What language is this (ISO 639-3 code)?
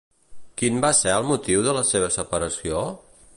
cat